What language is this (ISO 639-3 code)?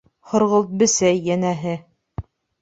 bak